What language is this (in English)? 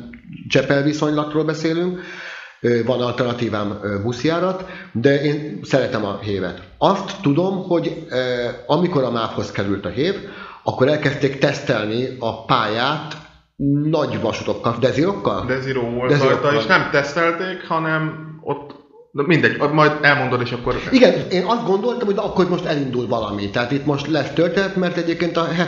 Hungarian